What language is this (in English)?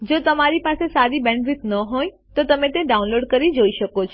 Gujarati